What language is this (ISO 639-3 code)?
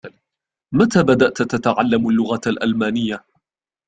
ara